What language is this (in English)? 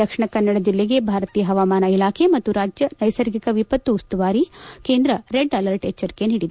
Kannada